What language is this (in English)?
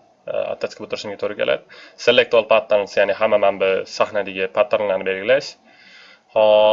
Turkish